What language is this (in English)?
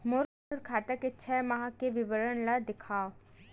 Chhattisgarhi